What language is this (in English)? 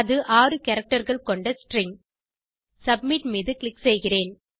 Tamil